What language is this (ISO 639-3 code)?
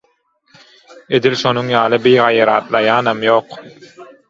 tuk